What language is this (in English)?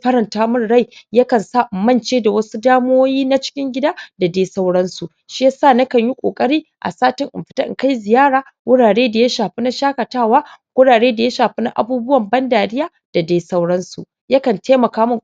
Hausa